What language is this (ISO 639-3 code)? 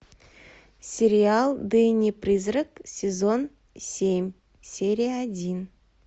rus